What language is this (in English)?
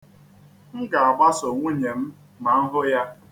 Igbo